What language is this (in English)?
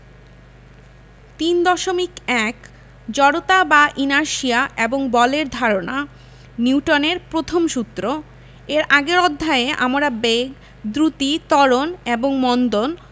Bangla